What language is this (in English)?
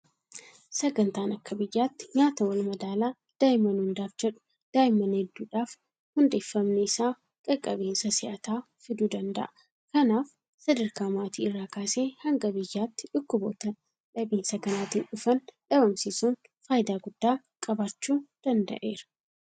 Oromo